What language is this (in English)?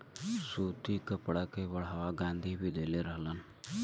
Bhojpuri